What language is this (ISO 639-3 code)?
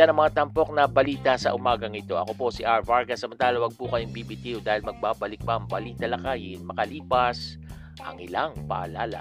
fil